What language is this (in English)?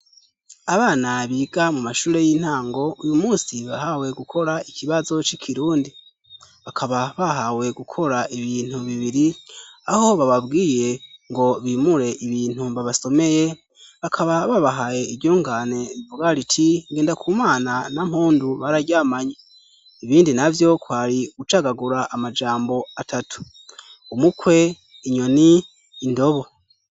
Rundi